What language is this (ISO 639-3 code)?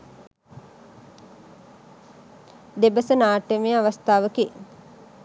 sin